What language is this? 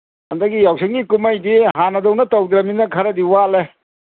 Manipuri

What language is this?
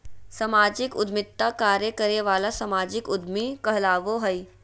Magahi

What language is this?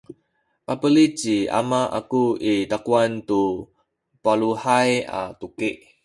Sakizaya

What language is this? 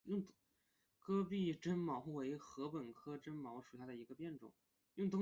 Chinese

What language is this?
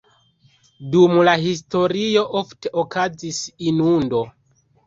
Esperanto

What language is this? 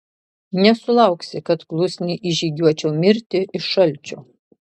Lithuanian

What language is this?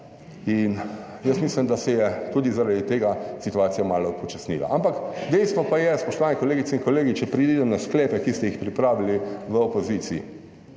Slovenian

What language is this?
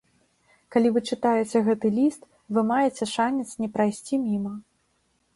Belarusian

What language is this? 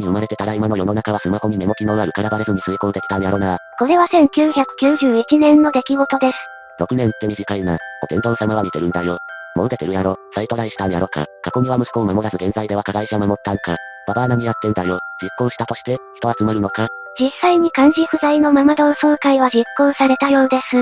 Japanese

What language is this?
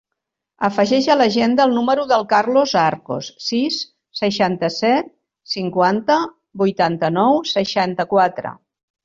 Catalan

